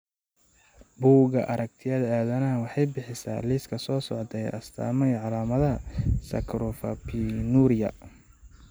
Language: Somali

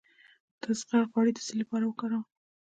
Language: Pashto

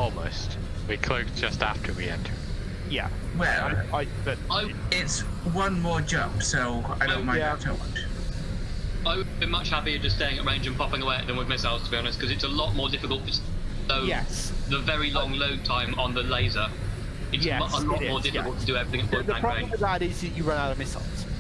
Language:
English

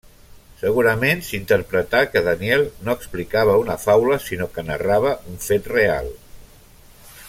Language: Catalan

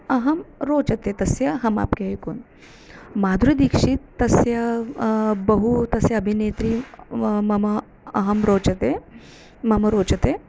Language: Sanskrit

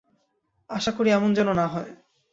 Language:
Bangla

